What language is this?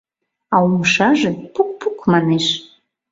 Mari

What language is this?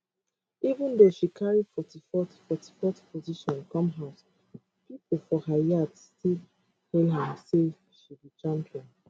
Nigerian Pidgin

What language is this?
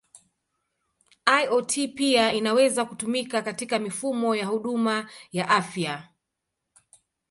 Swahili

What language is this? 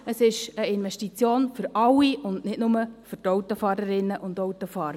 Swiss German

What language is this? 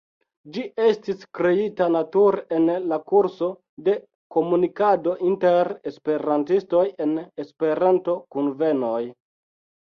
Esperanto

